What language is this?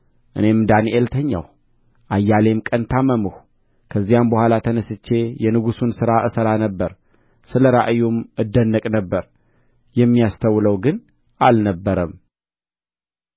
Amharic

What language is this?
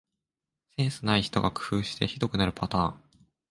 Japanese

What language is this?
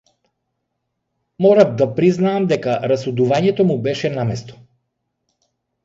Macedonian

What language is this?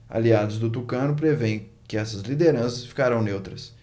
Portuguese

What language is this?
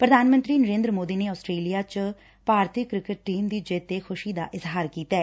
Punjabi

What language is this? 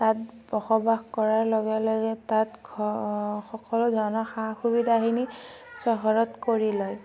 Assamese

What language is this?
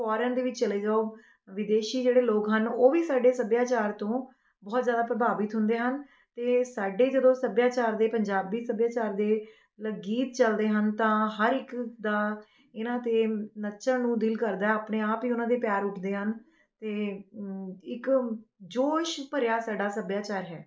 Punjabi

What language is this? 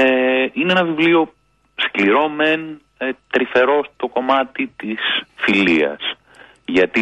Greek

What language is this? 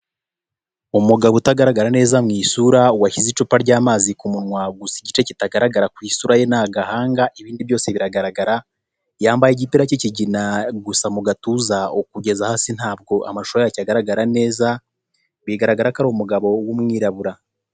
Kinyarwanda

